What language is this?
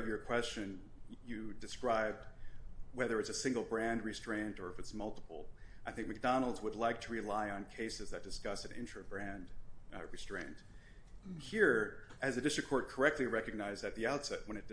English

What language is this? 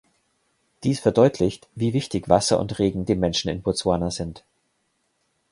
German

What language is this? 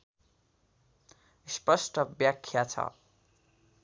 Nepali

